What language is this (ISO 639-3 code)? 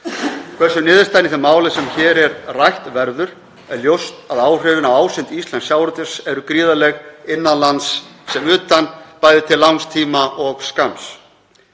isl